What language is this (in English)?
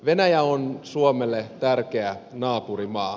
Finnish